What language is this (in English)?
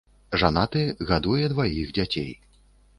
Belarusian